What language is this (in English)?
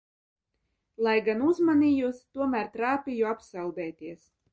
Latvian